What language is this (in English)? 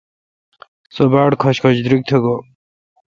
Kalkoti